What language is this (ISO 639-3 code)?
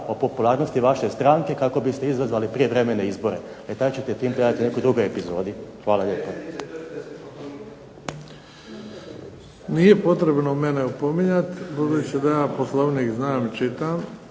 hrv